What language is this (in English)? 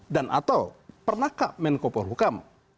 Indonesian